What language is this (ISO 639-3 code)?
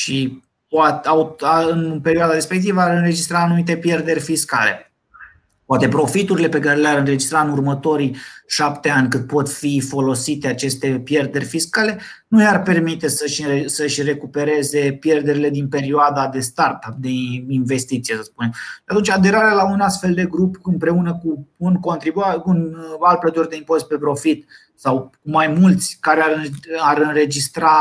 ron